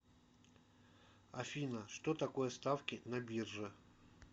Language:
Russian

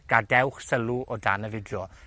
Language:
Welsh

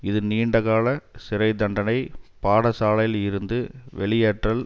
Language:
Tamil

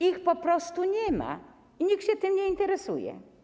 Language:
Polish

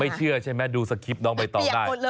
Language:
Thai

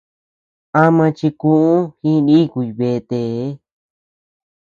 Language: Tepeuxila Cuicatec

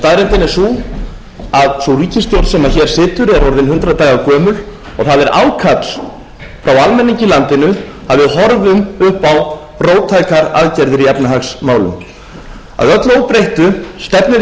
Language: Icelandic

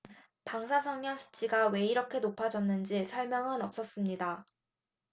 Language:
Korean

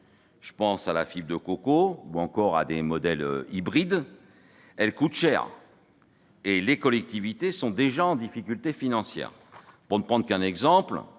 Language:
French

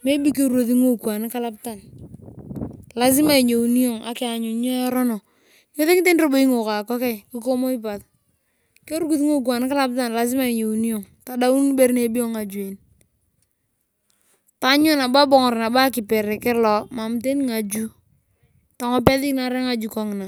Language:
Turkana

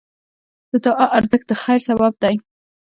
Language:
Pashto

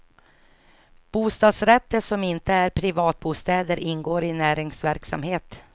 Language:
Swedish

